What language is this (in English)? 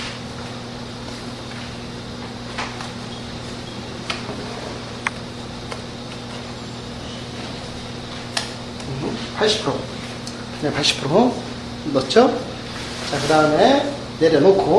Korean